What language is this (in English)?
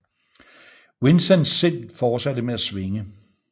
Danish